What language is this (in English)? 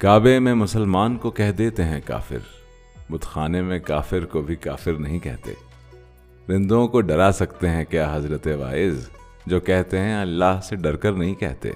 Urdu